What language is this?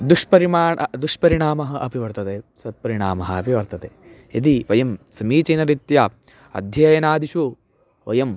Sanskrit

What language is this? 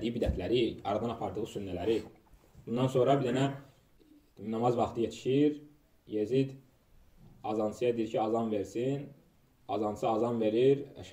Turkish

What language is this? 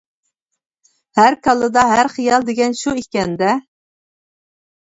Uyghur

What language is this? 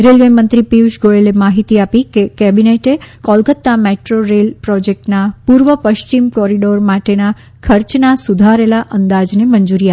Gujarati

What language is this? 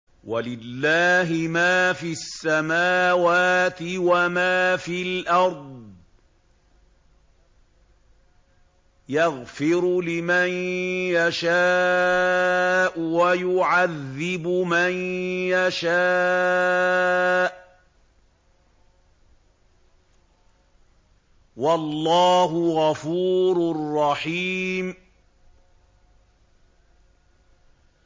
Arabic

